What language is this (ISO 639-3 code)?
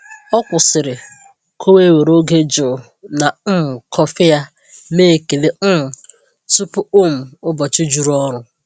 ibo